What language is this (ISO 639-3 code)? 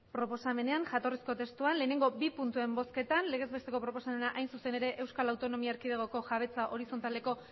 eus